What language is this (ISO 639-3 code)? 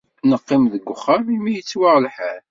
kab